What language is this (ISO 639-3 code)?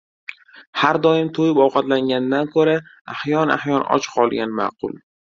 uzb